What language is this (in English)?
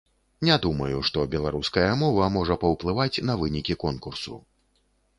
Belarusian